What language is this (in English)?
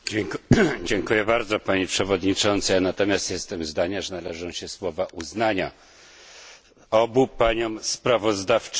Polish